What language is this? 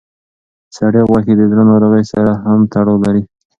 Pashto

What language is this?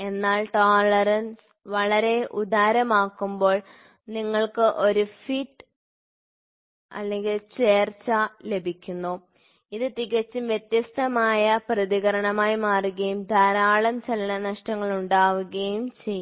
Malayalam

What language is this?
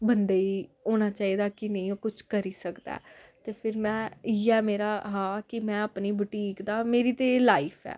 Dogri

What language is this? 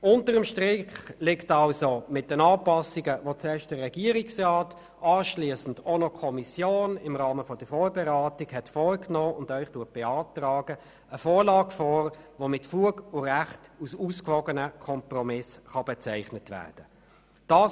Swiss German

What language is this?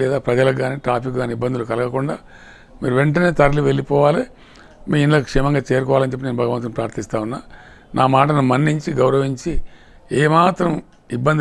Romanian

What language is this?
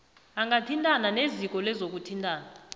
South Ndebele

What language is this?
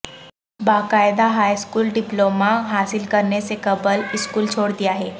Urdu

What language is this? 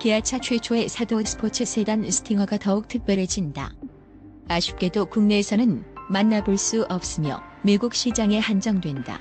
Korean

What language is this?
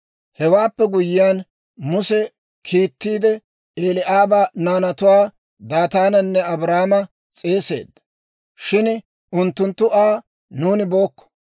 Dawro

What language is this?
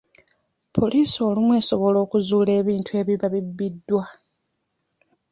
Ganda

